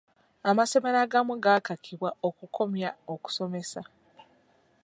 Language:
Ganda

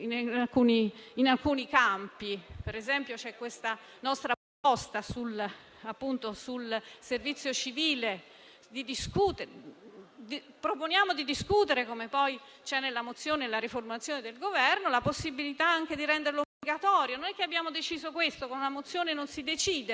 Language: Italian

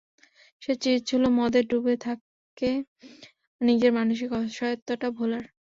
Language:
Bangla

